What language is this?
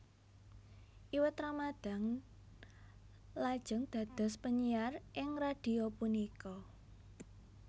Javanese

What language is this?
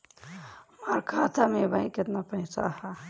Bhojpuri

